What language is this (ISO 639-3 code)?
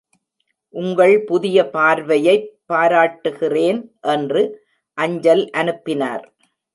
tam